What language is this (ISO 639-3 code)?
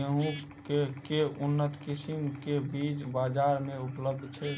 mai